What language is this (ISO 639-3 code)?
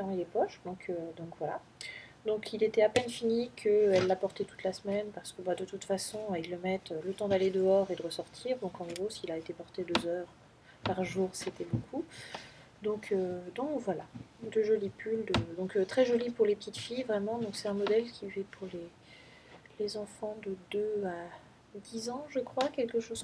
fra